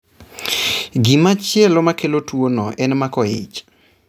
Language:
Luo (Kenya and Tanzania)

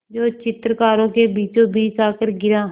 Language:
Hindi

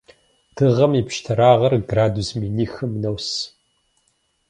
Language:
Kabardian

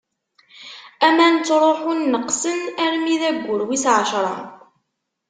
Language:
Kabyle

